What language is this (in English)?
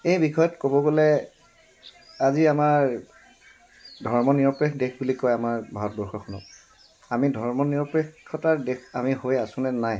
Assamese